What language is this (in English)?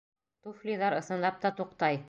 Bashkir